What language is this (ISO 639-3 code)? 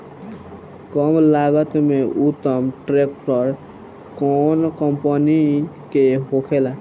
bho